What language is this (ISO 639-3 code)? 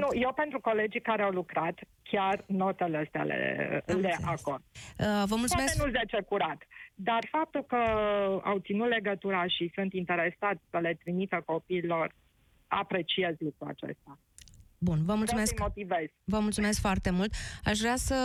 ron